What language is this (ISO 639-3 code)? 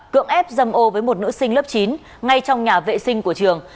vie